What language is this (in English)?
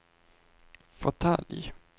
Swedish